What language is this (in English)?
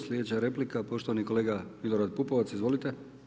Croatian